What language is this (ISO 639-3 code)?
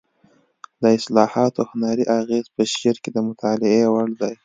pus